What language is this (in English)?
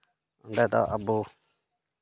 Santali